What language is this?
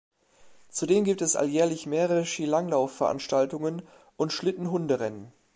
German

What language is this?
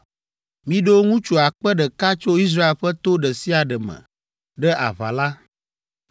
Ewe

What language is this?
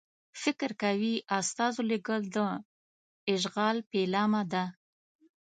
Pashto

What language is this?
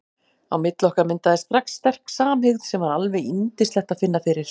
Icelandic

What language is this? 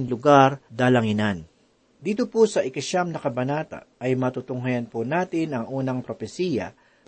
Filipino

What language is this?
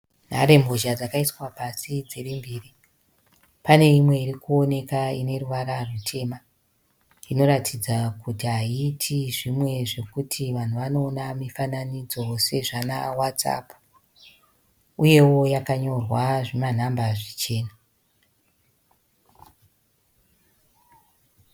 Shona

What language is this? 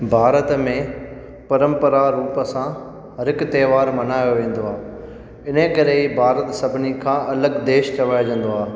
Sindhi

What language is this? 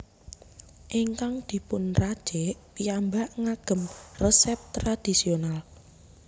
Javanese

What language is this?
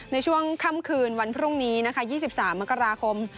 Thai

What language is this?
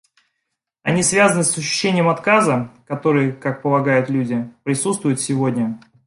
Russian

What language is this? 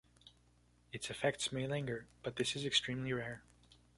English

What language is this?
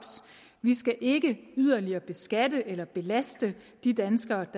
Danish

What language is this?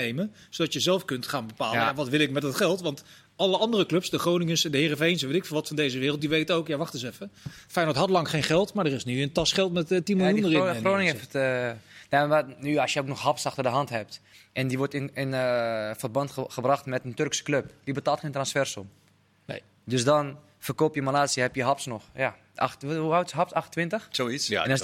Dutch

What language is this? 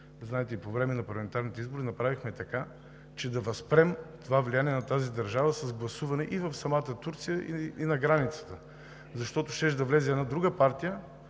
Bulgarian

